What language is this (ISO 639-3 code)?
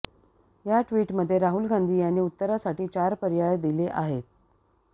mar